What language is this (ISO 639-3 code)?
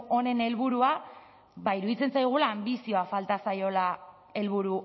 eus